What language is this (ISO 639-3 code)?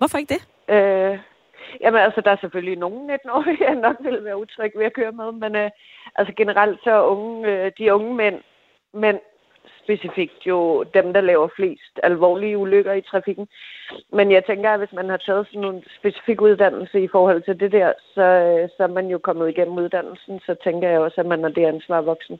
dan